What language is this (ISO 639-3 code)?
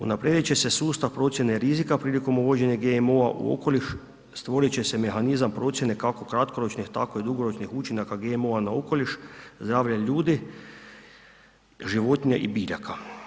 hrv